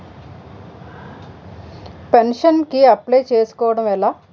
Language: Telugu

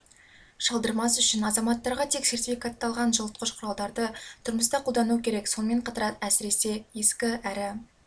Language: Kazakh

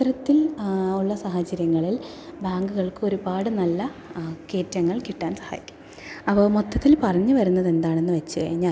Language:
Malayalam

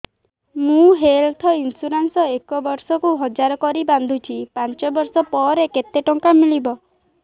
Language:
Odia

